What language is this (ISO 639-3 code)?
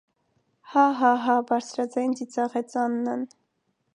hye